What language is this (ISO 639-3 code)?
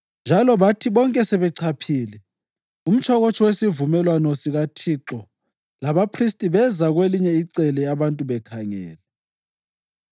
nde